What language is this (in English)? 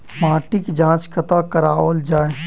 Maithili